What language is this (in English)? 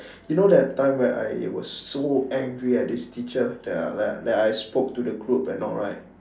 English